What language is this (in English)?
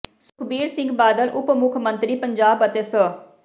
Punjabi